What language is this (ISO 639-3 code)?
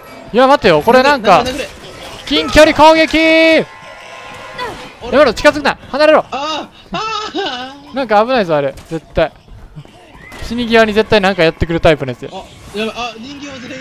jpn